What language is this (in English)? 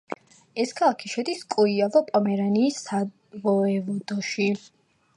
Georgian